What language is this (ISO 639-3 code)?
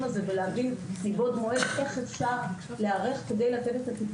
heb